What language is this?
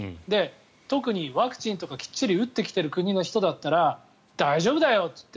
Japanese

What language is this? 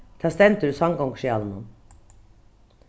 Faroese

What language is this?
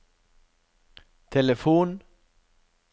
Norwegian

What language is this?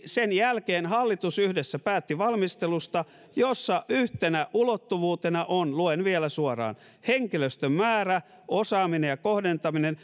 Finnish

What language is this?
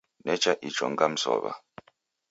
Taita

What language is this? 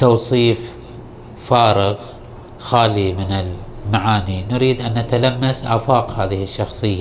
Arabic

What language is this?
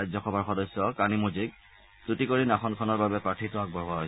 Assamese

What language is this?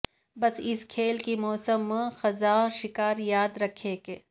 Urdu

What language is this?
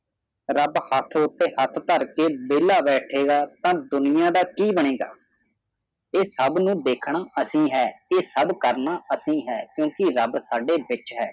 Punjabi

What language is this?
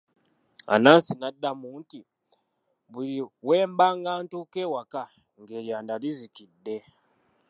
Ganda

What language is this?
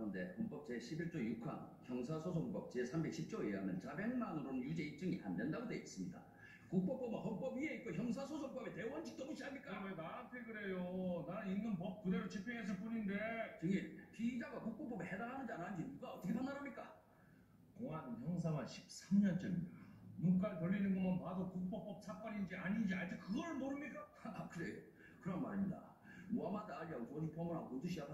Korean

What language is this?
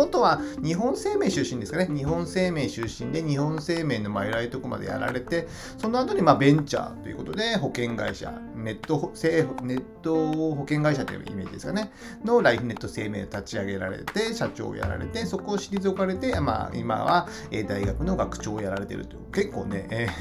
Japanese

